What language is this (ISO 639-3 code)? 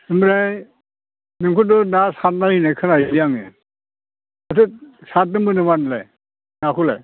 brx